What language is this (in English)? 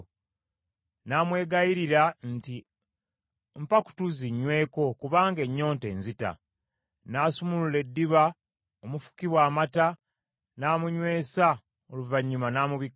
Ganda